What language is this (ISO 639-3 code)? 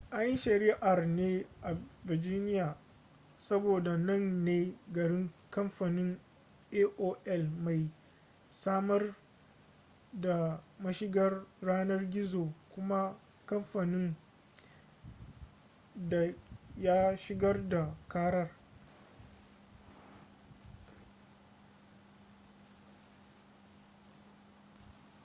hau